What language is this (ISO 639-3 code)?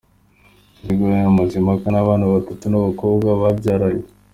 kin